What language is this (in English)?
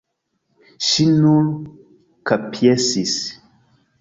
Esperanto